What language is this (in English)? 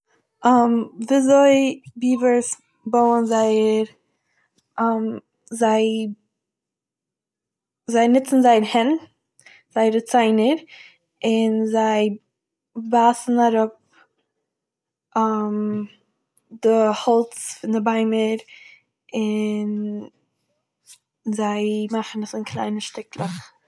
Yiddish